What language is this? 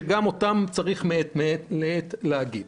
Hebrew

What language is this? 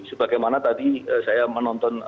Indonesian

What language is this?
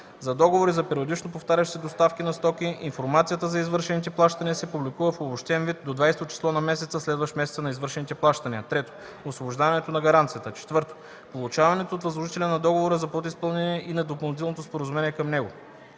Bulgarian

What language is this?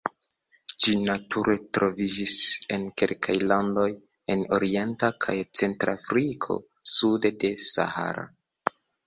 Esperanto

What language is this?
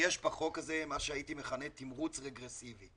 Hebrew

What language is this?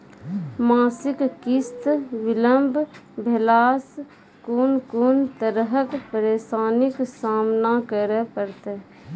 Maithili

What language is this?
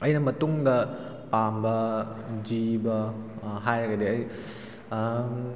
Manipuri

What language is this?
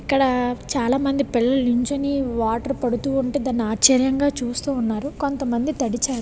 Telugu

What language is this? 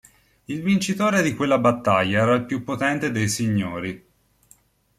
Italian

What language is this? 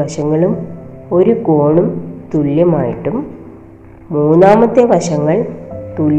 Malayalam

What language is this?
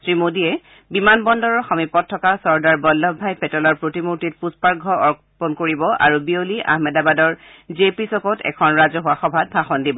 Assamese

